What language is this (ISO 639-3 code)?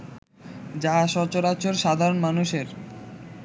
ben